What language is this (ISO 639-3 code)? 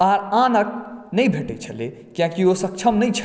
mai